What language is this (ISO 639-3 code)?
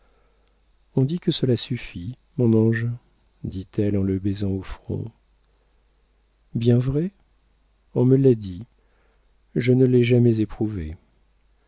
fra